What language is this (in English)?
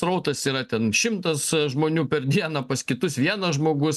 Lithuanian